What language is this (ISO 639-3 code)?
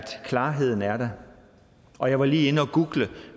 dan